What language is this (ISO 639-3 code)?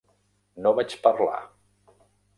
cat